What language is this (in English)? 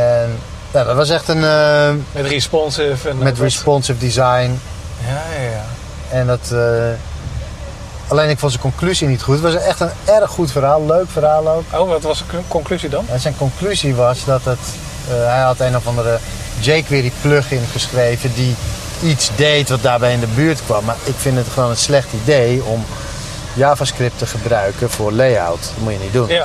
Dutch